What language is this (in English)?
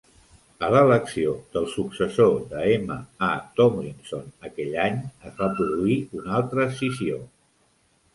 Catalan